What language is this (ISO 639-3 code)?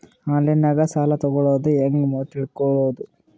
kan